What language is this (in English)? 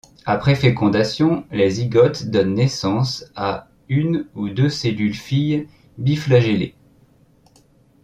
French